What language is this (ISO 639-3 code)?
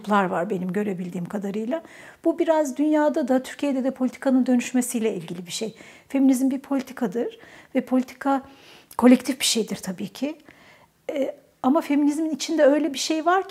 tur